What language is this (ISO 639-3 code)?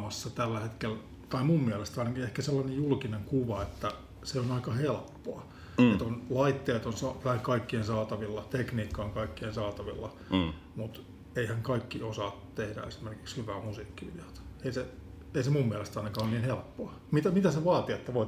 fin